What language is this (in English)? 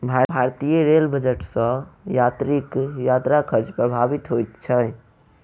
Maithili